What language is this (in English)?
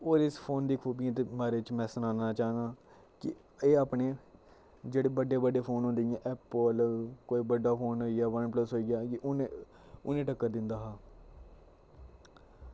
Dogri